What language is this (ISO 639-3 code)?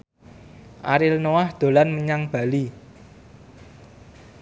jav